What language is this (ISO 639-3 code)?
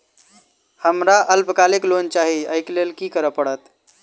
mai